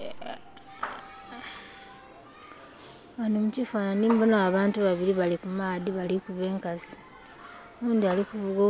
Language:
Soga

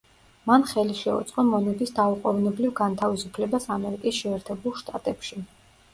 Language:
Georgian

